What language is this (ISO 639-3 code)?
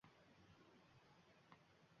uzb